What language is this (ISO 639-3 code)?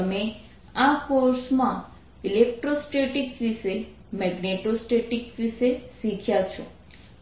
guj